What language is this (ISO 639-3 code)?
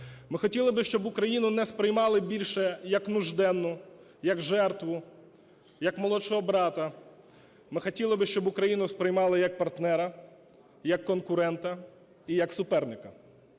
ukr